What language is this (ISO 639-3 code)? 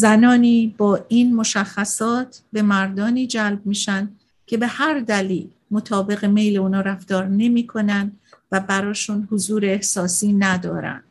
fas